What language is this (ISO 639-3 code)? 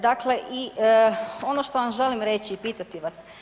hrv